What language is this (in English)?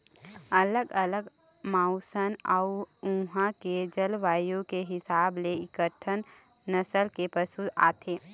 Chhattisgarhi